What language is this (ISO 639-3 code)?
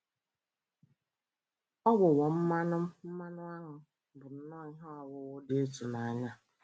ibo